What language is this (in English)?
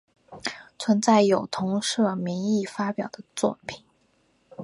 Chinese